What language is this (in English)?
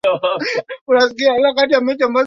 Swahili